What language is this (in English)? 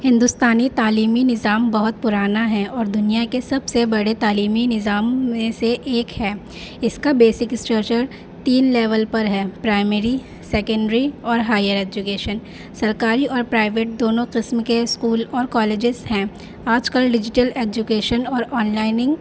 Urdu